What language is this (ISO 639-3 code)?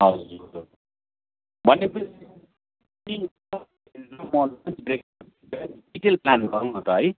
nep